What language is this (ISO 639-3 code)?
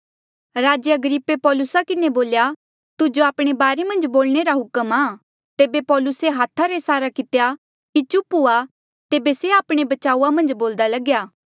mjl